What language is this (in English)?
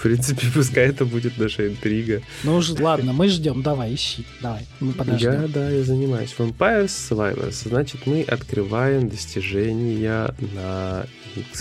Russian